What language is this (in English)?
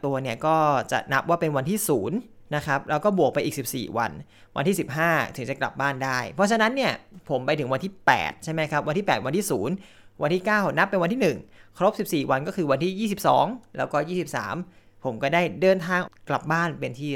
Thai